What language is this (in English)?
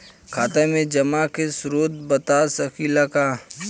Bhojpuri